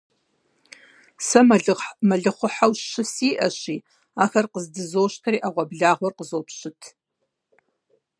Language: Kabardian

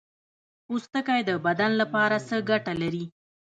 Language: Pashto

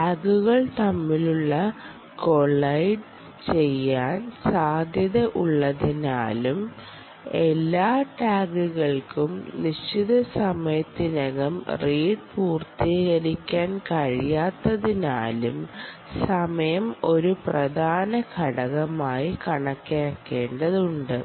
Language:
Malayalam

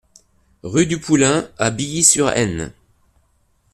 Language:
French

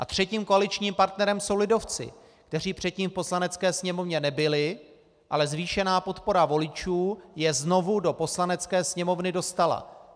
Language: Czech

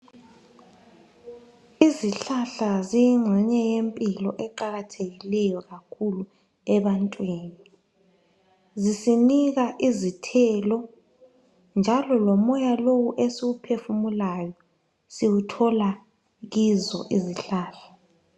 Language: North Ndebele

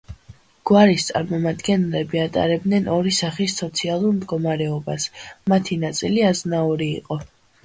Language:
Georgian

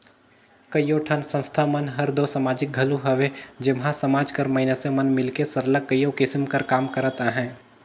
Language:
Chhattisgarhi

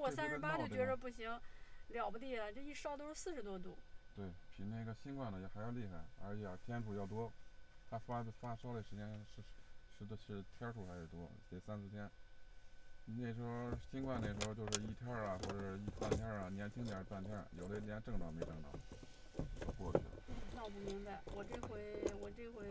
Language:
Chinese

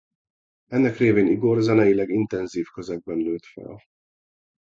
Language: Hungarian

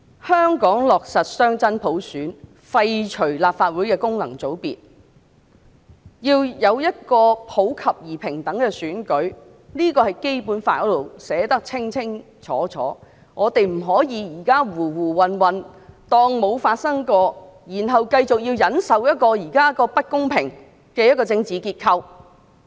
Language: Cantonese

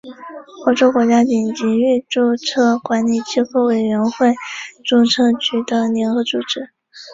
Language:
Chinese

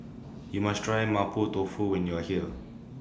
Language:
English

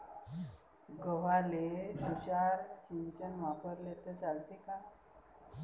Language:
Marathi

